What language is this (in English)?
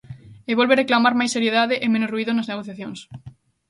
Galician